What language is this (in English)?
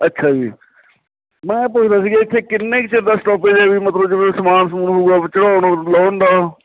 Punjabi